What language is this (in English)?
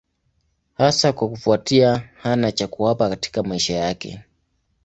Swahili